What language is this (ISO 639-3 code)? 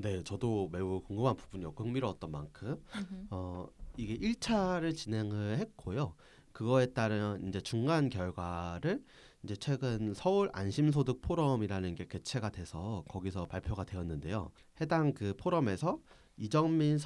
kor